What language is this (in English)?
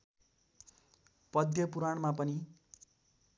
Nepali